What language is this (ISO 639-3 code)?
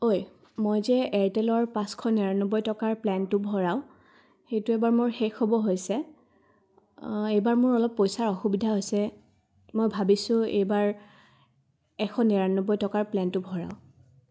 asm